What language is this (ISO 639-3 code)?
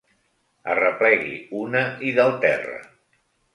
cat